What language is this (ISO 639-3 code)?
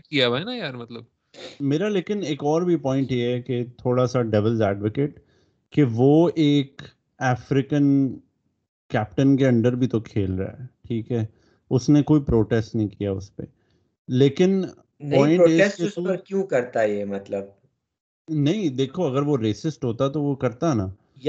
urd